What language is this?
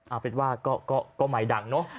Thai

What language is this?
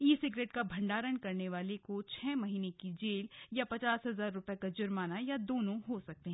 Hindi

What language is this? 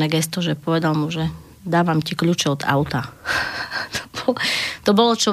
Slovak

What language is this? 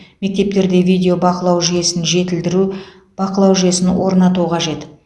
Kazakh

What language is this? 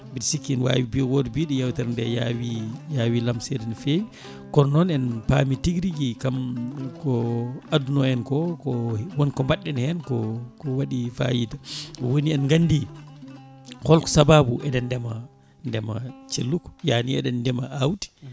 Fula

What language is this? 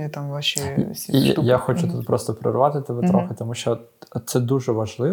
Ukrainian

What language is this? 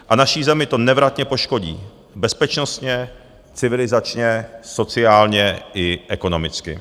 Czech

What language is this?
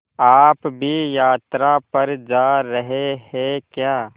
Hindi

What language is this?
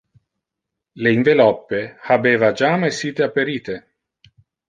Interlingua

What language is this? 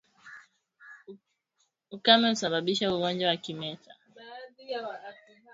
Swahili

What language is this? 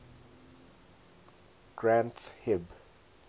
English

